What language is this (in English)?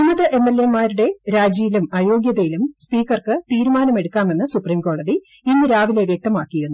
Malayalam